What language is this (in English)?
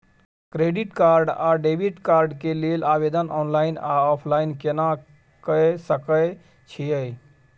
Maithili